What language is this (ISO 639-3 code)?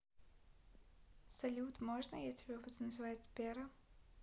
rus